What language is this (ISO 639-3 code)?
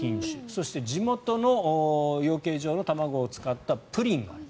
jpn